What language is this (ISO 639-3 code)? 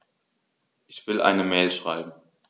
deu